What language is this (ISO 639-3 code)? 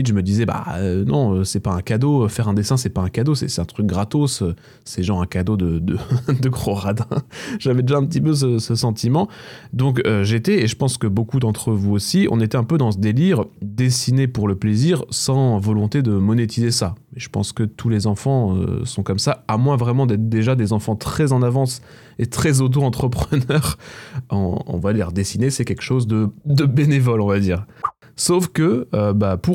fra